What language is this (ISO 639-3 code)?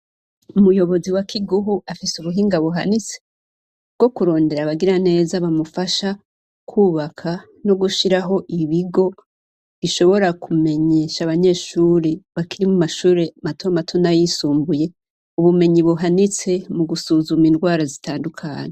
run